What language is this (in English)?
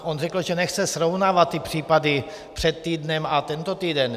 Czech